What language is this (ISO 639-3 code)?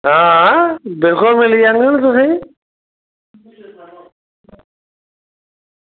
doi